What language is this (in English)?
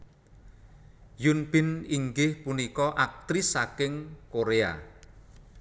Javanese